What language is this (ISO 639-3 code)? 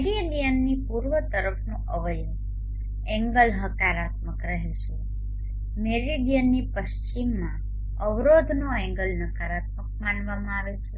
guj